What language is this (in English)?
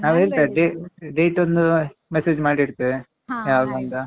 Kannada